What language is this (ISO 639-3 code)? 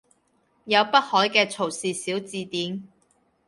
yue